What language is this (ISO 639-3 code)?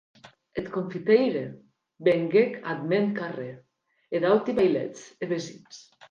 oci